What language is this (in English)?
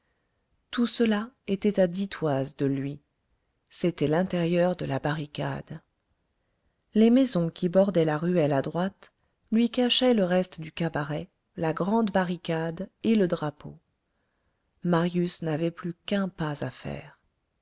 French